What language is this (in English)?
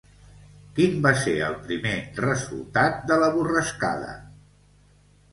Catalan